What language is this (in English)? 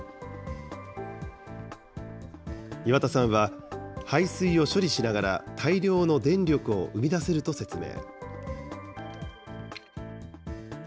Japanese